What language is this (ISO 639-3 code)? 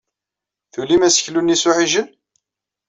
kab